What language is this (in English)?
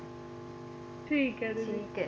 Punjabi